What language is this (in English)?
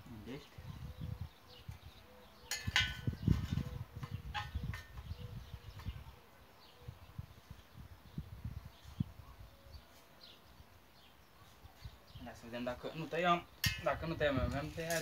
Romanian